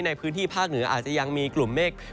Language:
Thai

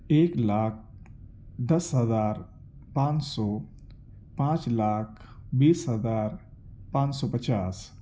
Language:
Urdu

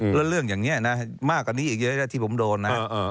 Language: Thai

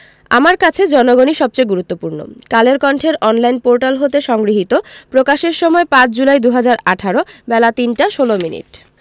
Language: Bangla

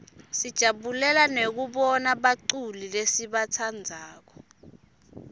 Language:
Swati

